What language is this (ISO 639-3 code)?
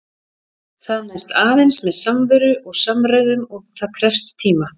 isl